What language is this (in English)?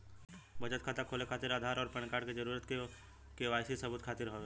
Bhojpuri